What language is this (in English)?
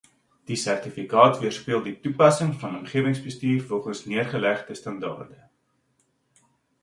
Afrikaans